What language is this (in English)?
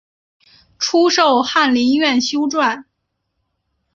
Chinese